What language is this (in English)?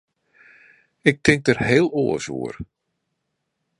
Western Frisian